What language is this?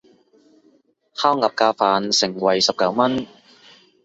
Cantonese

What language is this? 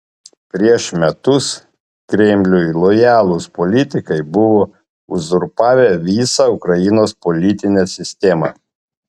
Lithuanian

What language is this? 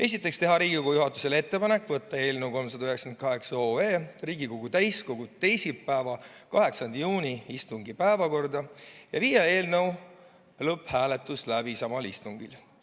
Estonian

